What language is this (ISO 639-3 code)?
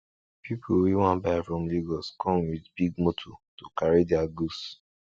pcm